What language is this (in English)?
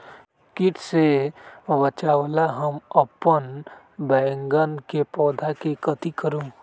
Magahi